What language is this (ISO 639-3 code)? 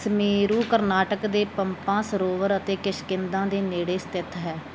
pan